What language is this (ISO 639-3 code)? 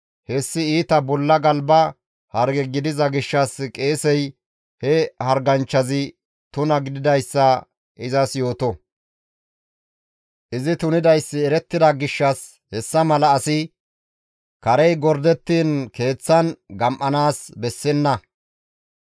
gmv